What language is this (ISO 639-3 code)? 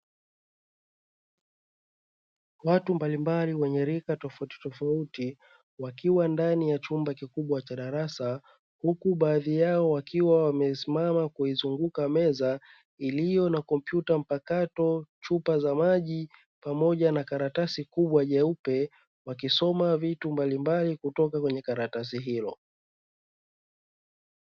swa